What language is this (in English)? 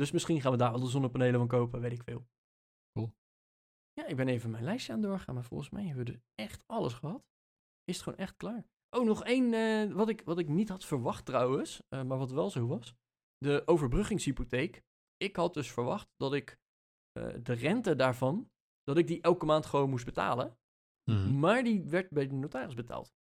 Dutch